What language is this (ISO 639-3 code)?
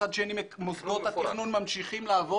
heb